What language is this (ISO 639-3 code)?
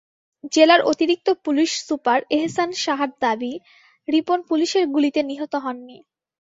ben